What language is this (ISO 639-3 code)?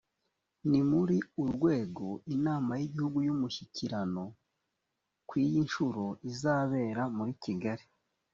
kin